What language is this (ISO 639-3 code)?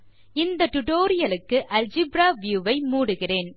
tam